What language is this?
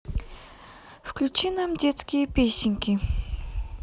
Russian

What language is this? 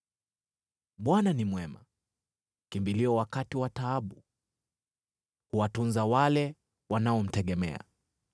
Swahili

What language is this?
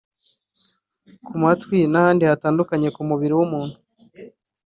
Kinyarwanda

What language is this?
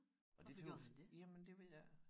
Danish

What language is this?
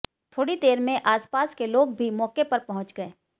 Hindi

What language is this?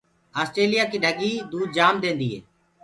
Gurgula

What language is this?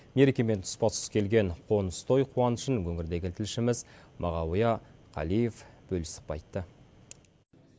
Kazakh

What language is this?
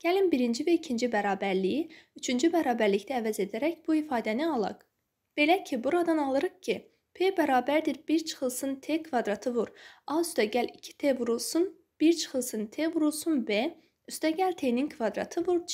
Turkish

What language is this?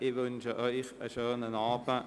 Swiss German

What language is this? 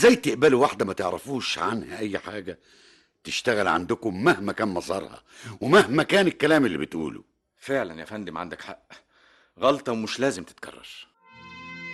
Arabic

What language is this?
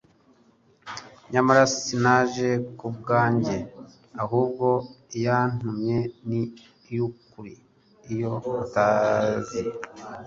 Kinyarwanda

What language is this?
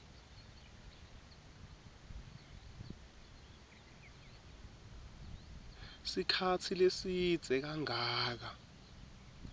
Swati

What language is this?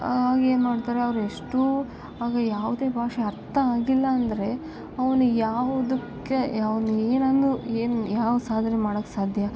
Kannada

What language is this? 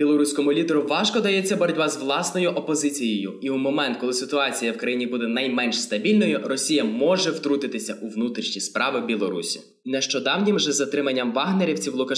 Ukrainian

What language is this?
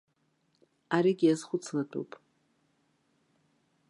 Abkhazian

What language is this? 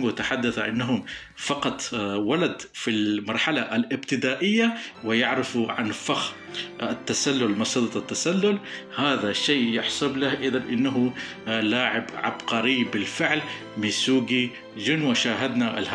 Arabic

